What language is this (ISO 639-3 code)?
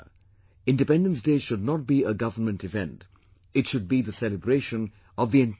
eng